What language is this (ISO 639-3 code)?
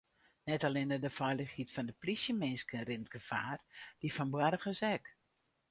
fry